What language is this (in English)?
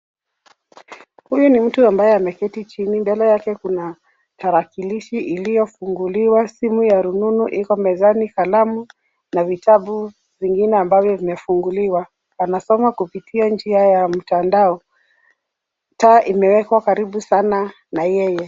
Swahili